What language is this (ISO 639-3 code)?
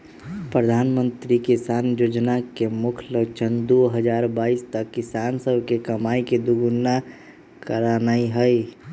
mag